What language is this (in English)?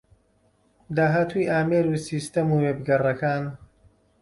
Central Kurdish